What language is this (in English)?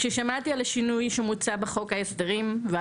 Hebrew